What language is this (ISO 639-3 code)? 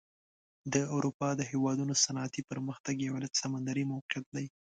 pus